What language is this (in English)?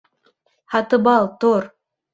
Bashkir